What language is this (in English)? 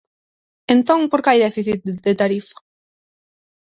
Galician